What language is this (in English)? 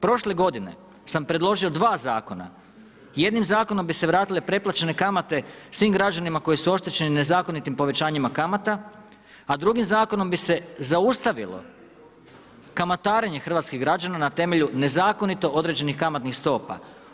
Croatian